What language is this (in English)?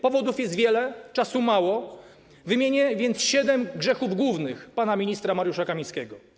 Polish